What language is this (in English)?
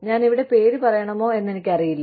Malayalam